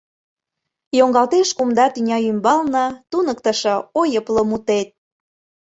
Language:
Mari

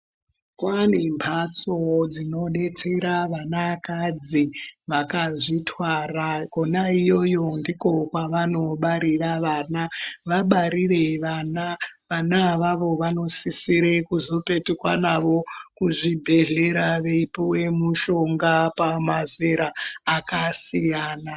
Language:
Ndau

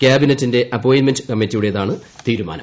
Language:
Malayalam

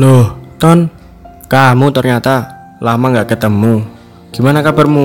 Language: Indonesian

